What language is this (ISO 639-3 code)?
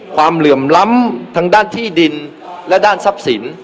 tha